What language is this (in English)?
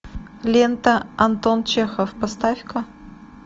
Russian